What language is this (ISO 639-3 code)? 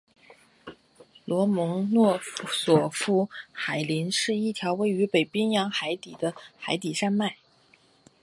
zho